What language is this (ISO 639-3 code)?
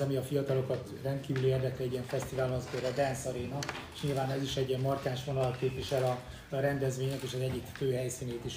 hun